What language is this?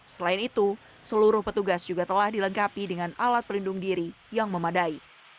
Indonesian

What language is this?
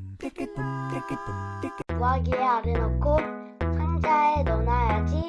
Korean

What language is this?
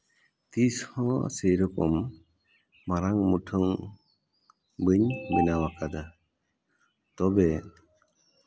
Santali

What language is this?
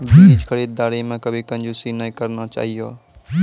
Maithili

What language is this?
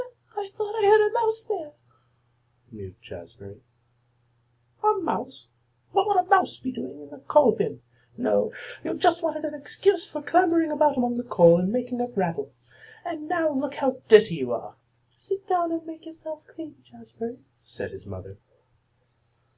English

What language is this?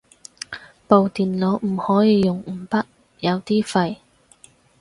Cantonese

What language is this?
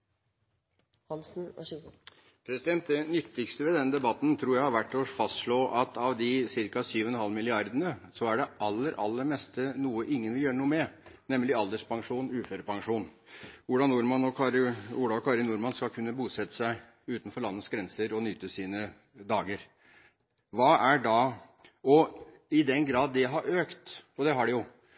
Norwegian Bokmål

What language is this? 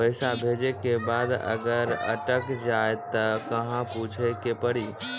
Maithili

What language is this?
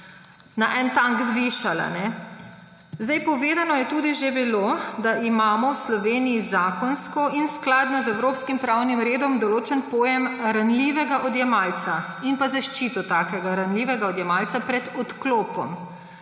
Slovenian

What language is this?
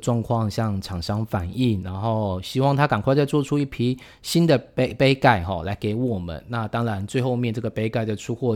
Chinese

